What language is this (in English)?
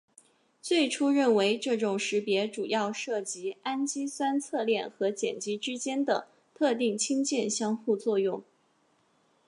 Chinese